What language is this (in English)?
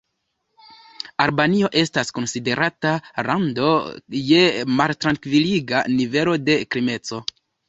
Esperanto